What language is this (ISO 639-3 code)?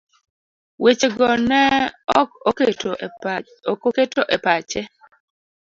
luo